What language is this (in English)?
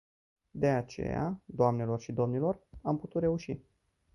Romanian